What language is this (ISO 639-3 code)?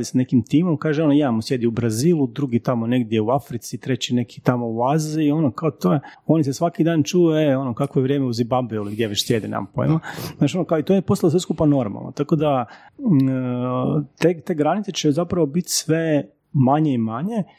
hrv